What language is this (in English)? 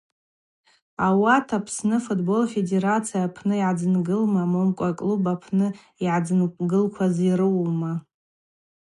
Abaza